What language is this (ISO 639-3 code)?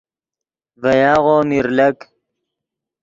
ydg